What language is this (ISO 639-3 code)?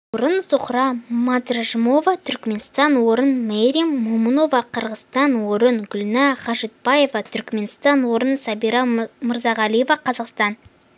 kaz